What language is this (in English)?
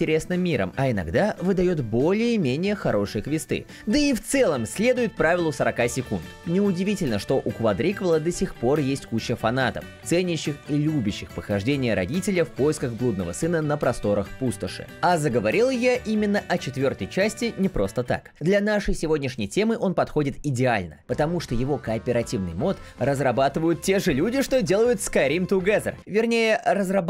Russian